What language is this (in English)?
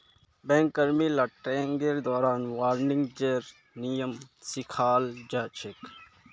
Magahi